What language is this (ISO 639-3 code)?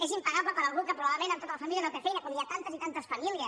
cat